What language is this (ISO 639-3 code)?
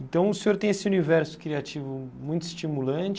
por